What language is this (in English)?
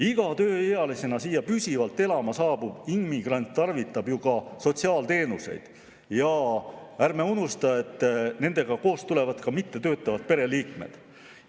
Estonian